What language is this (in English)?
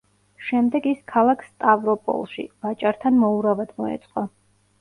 Georgian